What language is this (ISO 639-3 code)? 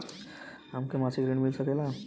bho